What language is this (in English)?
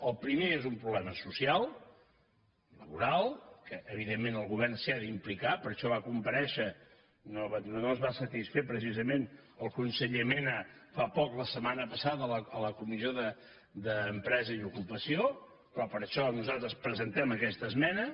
Catalan